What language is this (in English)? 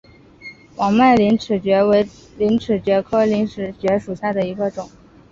Chinese